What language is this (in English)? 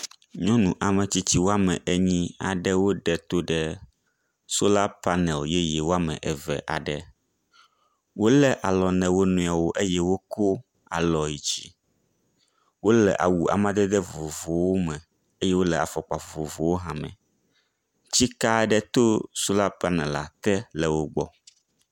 Ewe